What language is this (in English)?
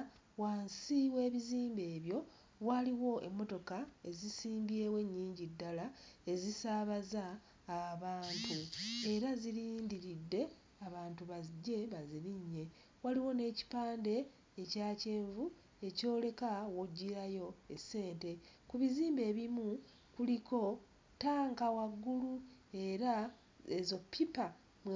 Ganda